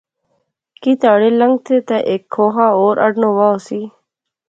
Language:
Pahari-Potwari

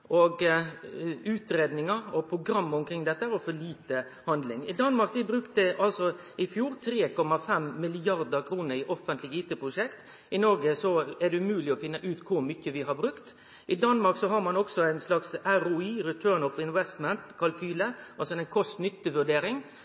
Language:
Norwegian Nynorsk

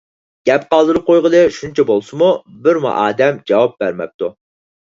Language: Uyghur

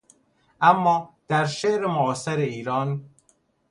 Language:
Persian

